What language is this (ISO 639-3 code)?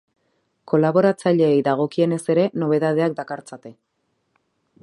eus